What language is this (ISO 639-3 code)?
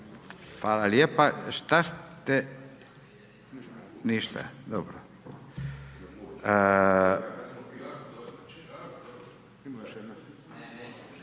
hrv